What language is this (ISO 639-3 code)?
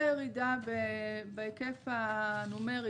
heb